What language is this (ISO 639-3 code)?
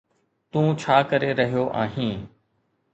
snd